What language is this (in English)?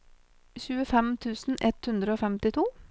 Norwegian